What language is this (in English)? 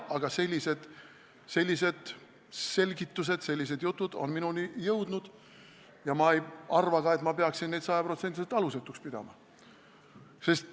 Estonian